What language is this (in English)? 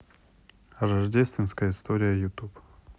Russian